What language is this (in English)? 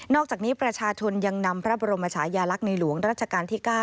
Thai